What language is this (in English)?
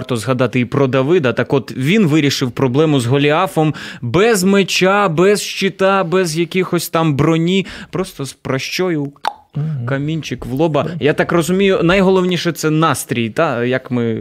Ukrainian